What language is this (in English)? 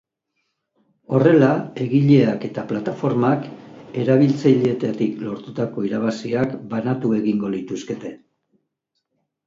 Basque